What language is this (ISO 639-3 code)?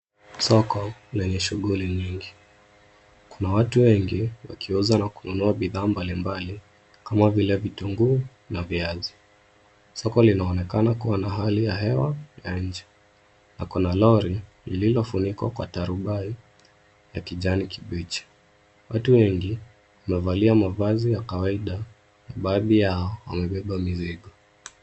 swa